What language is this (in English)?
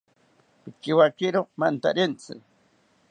South Ucayali Ashéninka